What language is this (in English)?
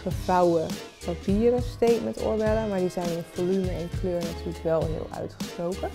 Dutch